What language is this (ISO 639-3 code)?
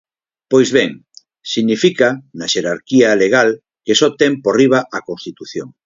glg